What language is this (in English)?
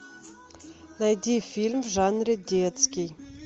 Russian